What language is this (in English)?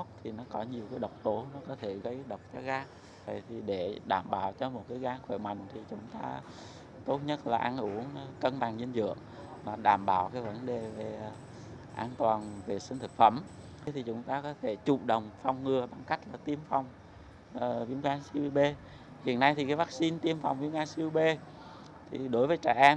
Vietnamese